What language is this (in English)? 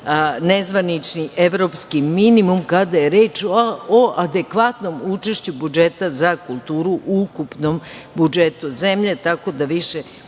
Serbian